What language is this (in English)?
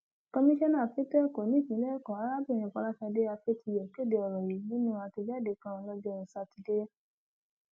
Yoruba